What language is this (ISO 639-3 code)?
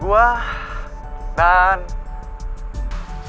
ind